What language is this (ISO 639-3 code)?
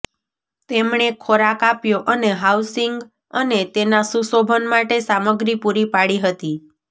guj